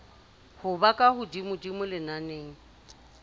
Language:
Southern Sotho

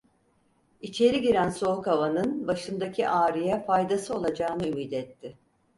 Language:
Turkish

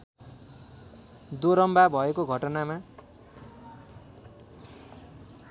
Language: Nepali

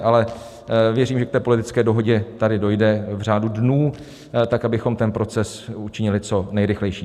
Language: Czech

